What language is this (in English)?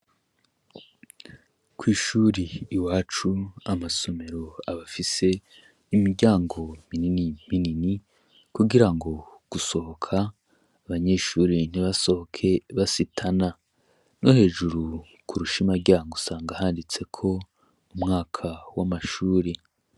Rundi